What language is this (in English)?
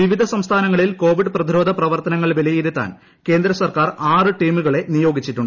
Malayalam